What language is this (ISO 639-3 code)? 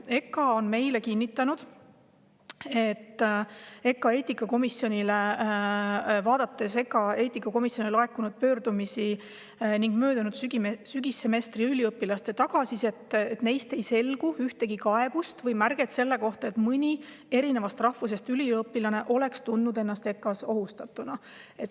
est